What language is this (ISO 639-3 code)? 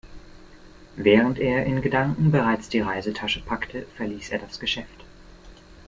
deu